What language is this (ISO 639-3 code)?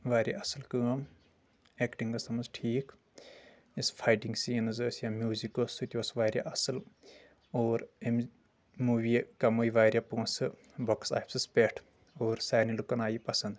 kas